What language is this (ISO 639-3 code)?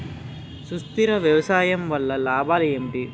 tel